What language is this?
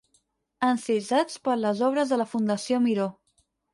Catalan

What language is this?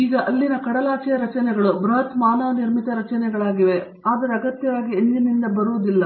Kannada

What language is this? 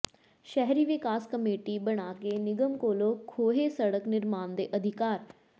Punjabi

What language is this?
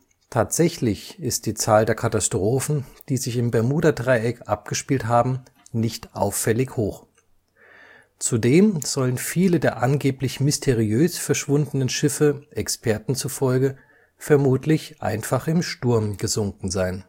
German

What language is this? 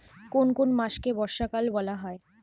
Bangla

